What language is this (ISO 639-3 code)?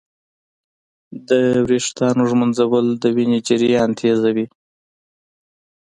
pus